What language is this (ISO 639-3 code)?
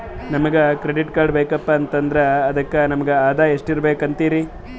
kan